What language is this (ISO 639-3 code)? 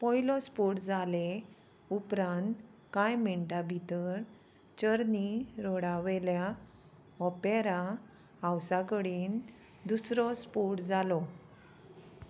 kok